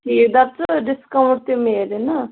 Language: Kashmiri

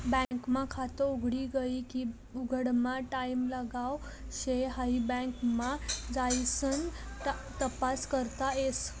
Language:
Marathi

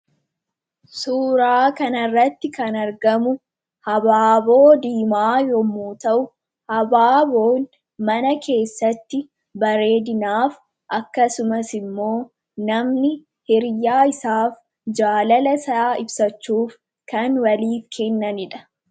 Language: Oromo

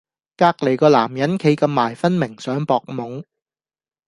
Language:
Cantonese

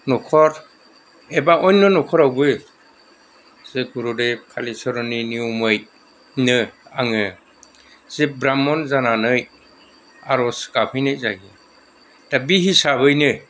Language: Bodo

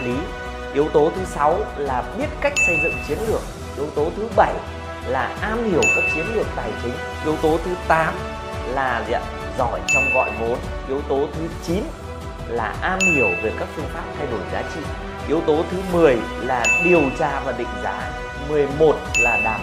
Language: Vietnamese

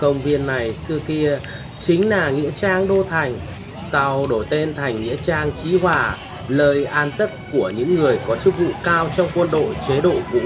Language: Vietnamese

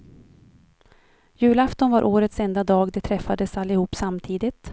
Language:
Swedish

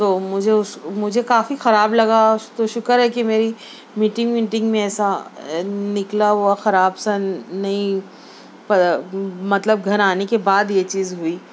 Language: Urdu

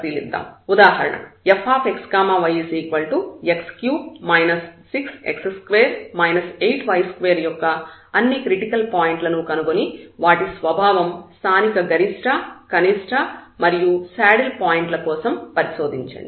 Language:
Telugu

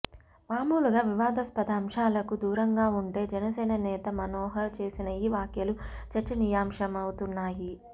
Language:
Telugu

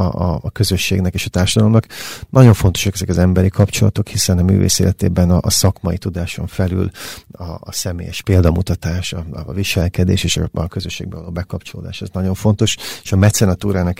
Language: Hungarian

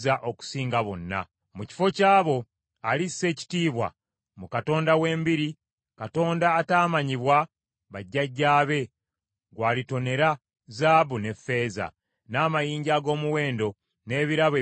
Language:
Ganda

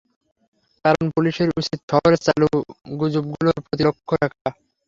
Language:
Bangla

